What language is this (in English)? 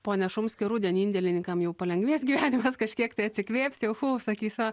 Lithuanian